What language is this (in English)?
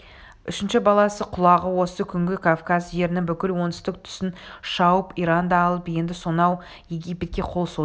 Kazakh